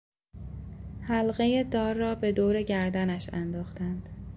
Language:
Persian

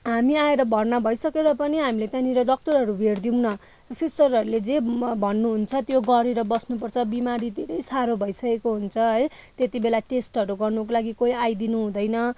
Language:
Nepali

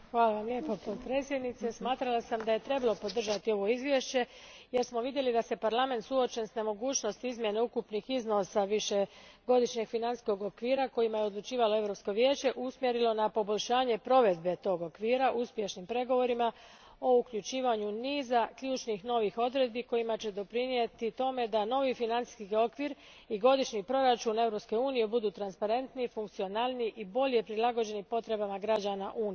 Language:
Croatian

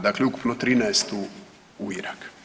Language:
Croatian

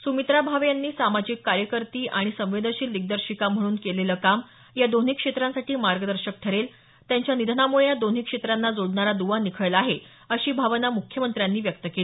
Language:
Marathi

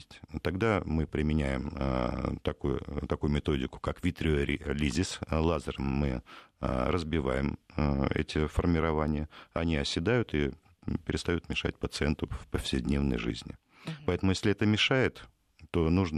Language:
Russian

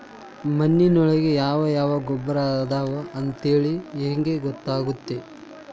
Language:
Kannada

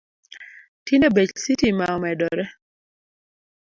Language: Luo (Kenya and Tanzania)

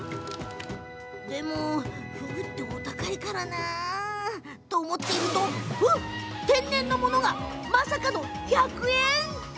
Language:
Japanese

